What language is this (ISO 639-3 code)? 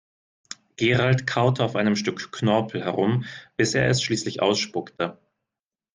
deu